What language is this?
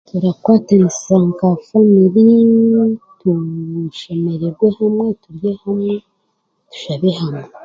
Chiga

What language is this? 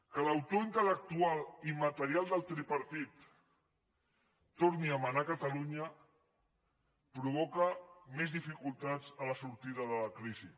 Catalan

